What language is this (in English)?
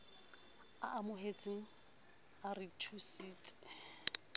Southern Sotho